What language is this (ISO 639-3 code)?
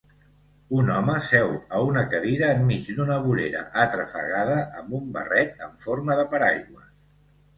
cat